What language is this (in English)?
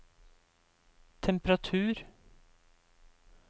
Norwegian